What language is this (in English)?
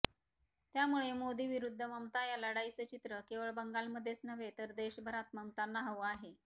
Marathi